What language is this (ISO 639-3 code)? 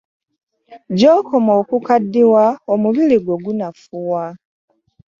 lug